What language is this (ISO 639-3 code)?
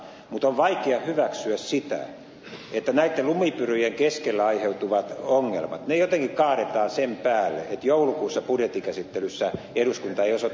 fin